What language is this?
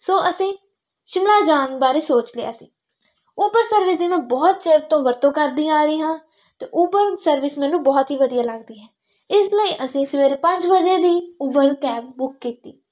Punjabi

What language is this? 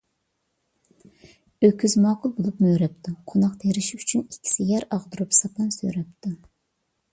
Uyghur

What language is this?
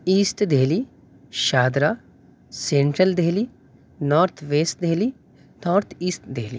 Urdu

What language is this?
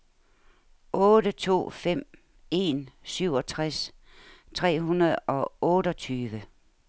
Danish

